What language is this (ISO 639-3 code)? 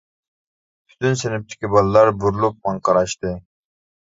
uig